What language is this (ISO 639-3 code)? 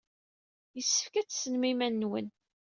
kab